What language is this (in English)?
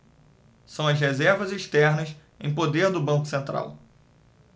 Portuguese